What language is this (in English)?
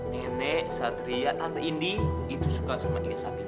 Indonesian